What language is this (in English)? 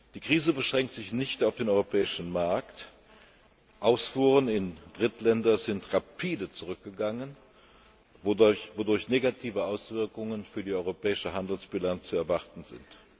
German